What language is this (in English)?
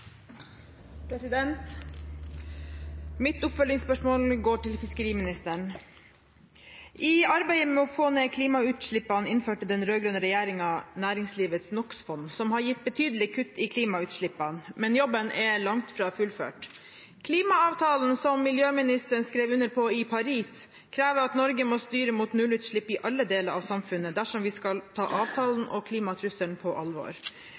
Norwegian